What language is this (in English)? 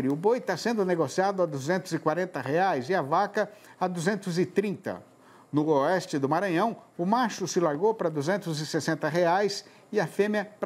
Portuguese